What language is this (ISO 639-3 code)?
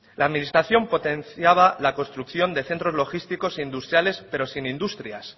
spa